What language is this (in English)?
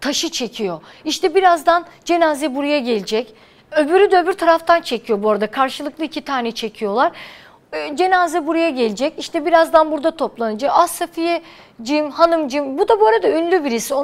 Turkish